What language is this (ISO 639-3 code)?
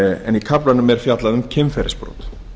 isl